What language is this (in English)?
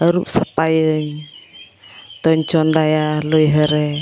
Santali